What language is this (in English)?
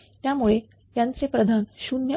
Marathi